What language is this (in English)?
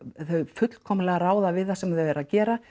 Icelandic